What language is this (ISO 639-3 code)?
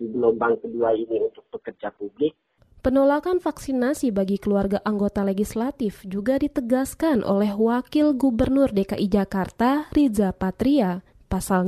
ind